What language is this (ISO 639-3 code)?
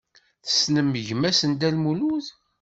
kab